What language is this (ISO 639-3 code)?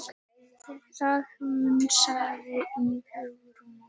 isl